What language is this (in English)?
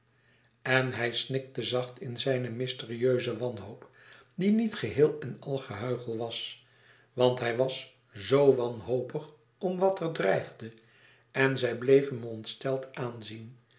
Dutch